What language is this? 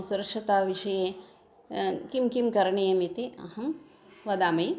Sanskrit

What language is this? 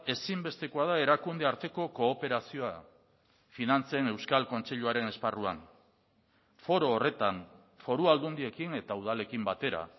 Basque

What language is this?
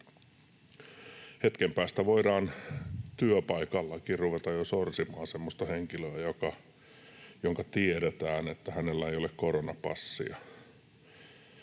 Finnish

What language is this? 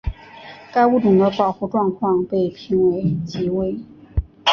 Chinese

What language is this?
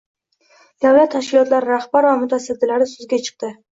Uzbek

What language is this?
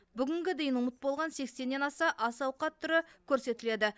Kazakh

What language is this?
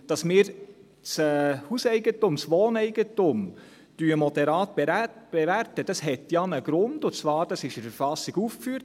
Swiss German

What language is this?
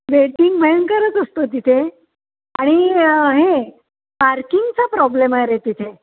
Marathi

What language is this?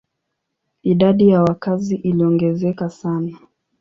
Swahili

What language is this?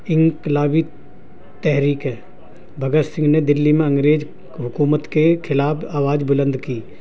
Urdu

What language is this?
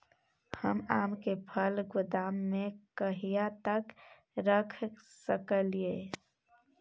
Maithili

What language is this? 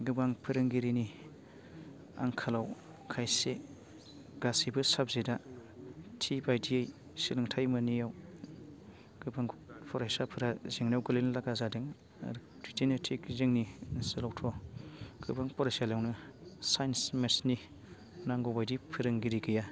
Bodo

